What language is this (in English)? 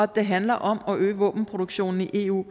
Danish